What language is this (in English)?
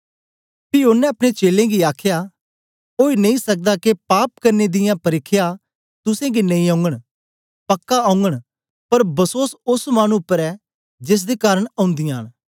Dogri